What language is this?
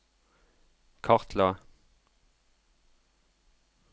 Norwegian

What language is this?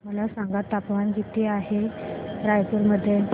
Marathi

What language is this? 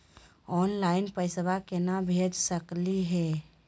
Magahi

